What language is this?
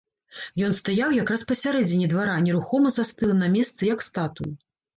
Belarusian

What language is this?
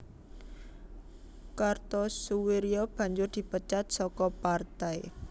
Javanese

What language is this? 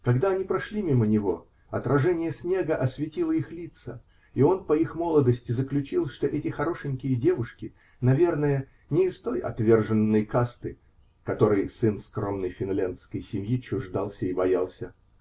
Russian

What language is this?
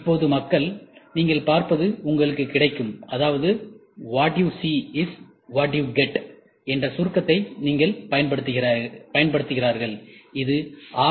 Tamil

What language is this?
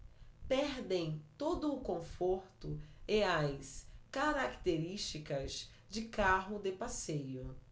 Portuguese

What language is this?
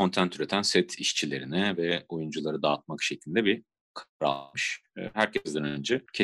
Turkish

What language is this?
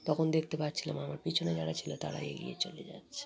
Bangla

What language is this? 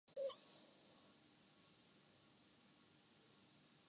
Urdu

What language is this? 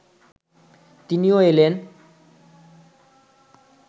Bangla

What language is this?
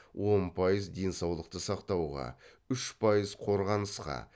Kazakh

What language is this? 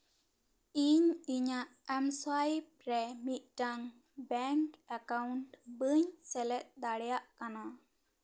Santali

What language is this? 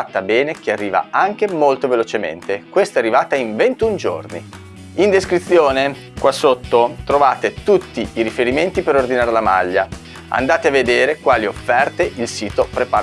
Italian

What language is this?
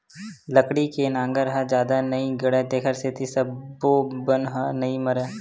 Chhattisgarhi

